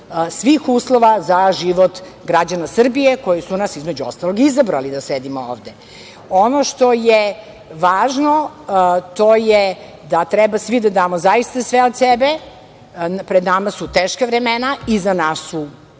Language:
Serbian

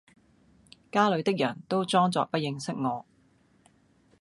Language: Cantonese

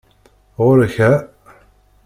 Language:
Kabyle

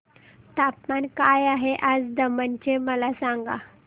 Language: Marathi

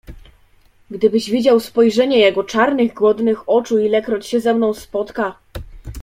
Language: Polish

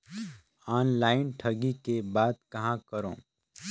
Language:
Chhattisgarhi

